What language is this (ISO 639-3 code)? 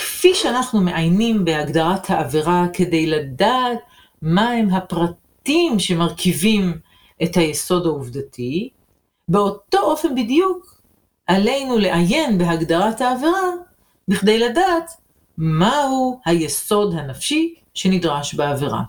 heb